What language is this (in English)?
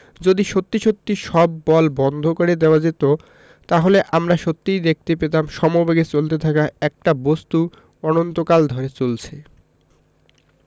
Bangla